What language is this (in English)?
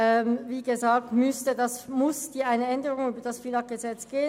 Swiss German